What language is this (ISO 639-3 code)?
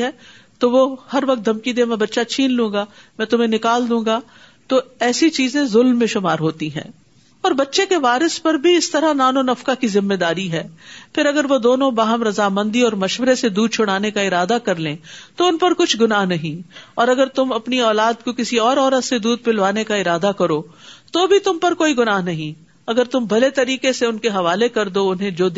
urd